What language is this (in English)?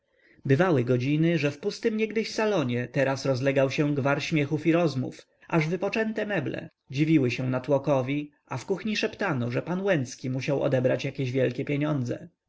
Polish